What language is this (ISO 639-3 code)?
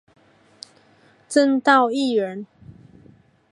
zho